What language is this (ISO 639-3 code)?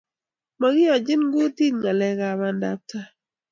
kln